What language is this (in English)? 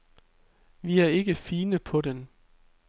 Danish